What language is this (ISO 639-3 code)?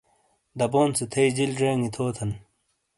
scl